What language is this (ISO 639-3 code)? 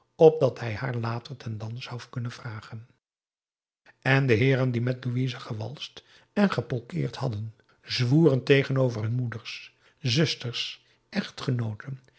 nld